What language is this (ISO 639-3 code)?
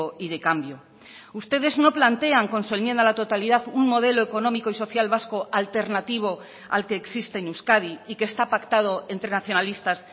spa